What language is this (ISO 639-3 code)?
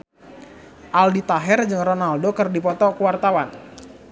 sun